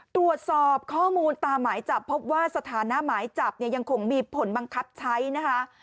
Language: Thai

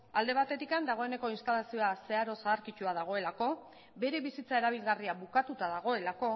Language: Basque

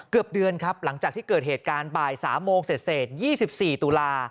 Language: Thai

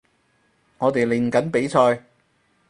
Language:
Cantonese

